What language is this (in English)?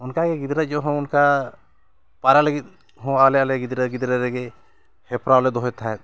Santali